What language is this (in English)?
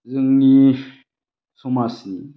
Bodo